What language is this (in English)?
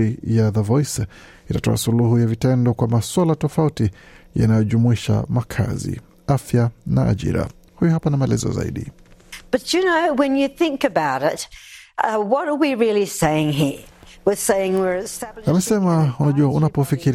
Swahili